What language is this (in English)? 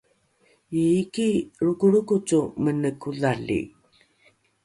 Rukai